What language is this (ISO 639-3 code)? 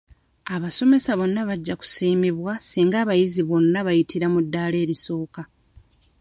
lug